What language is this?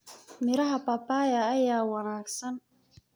Somali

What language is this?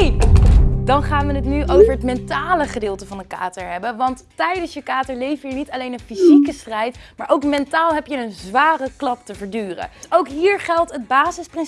Dutch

